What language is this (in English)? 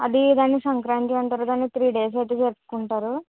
Telugu